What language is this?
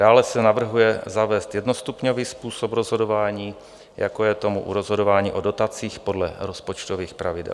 Czech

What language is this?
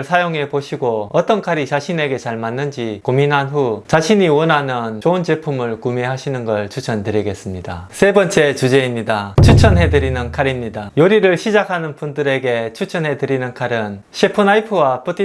Korean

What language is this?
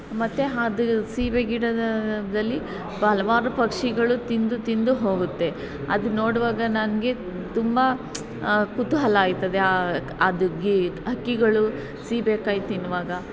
Kannada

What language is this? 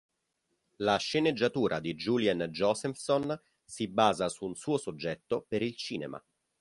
Italian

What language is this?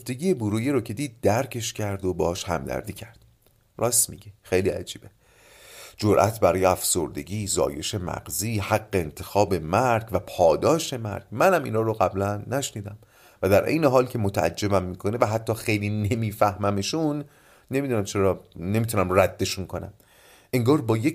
Persian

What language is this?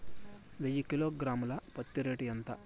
Telugu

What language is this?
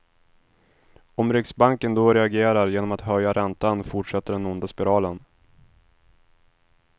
Swedish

